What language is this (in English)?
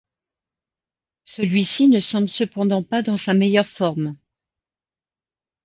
French